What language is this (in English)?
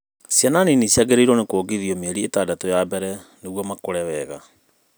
Kikuyu